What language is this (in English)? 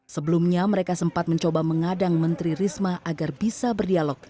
Indonesian